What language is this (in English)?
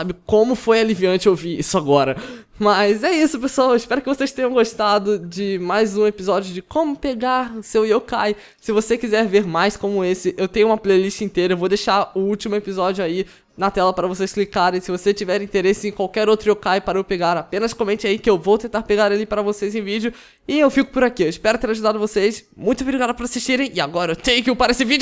Portuguese